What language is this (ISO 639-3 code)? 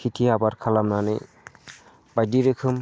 brx